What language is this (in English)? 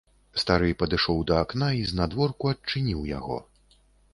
Belarusian